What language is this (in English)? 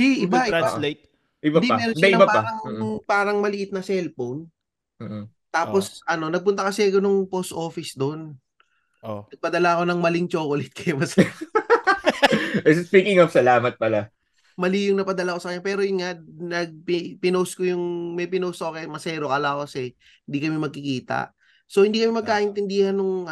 Filipino